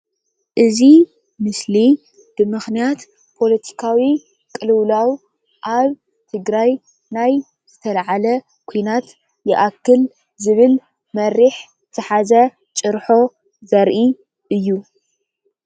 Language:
Tigrinya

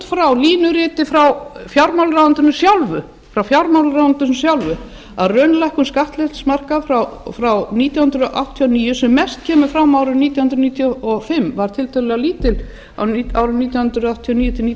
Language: Icelandic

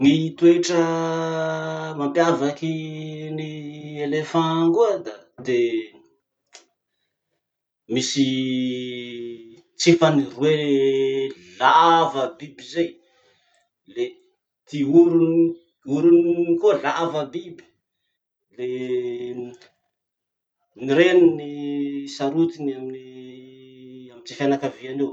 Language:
Masikoro Malagasy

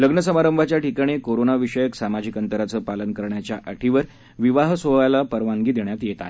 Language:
Marathi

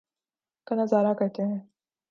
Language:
Urdu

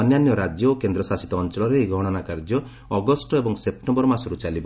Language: Odia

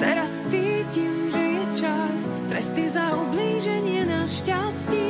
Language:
Slovak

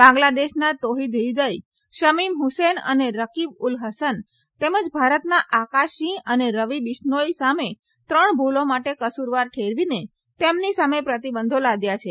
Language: Gujarati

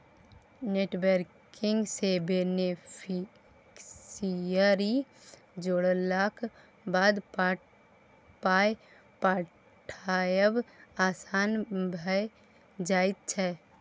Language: Maithili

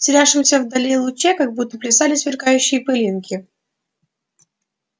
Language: Russian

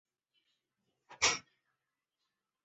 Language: Chinese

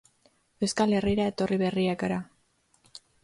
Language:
Basque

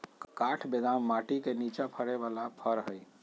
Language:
Magahi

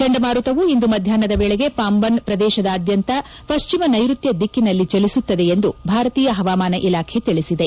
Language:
Kannada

